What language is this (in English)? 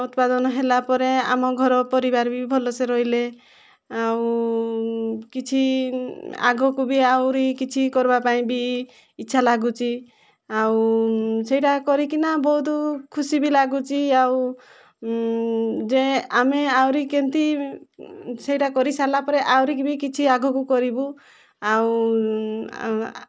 Odia